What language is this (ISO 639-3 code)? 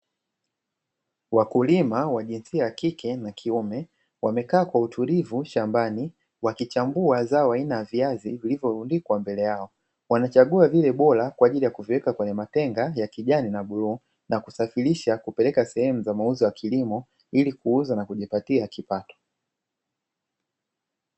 swa